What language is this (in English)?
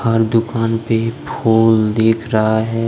Hindi